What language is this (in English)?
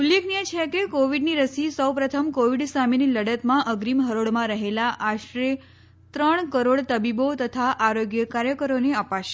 Gujarati